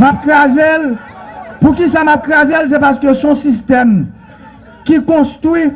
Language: French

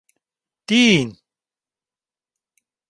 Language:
Turkish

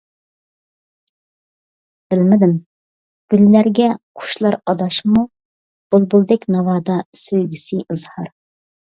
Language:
Uyghur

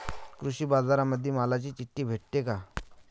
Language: Marathi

